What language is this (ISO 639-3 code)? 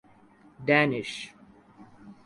urd